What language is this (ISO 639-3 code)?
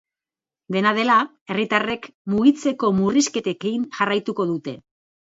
eus